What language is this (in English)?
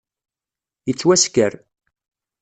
Kabyle